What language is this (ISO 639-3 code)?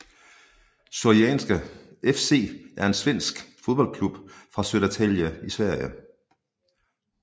dan